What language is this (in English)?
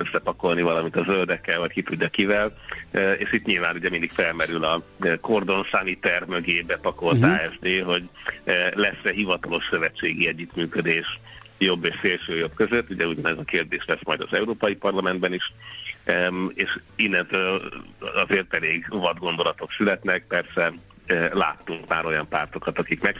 Hungarian